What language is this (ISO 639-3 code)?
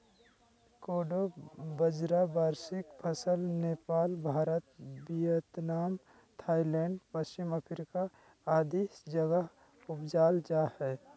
mag